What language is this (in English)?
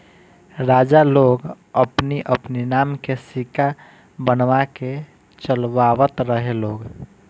Bhojpuri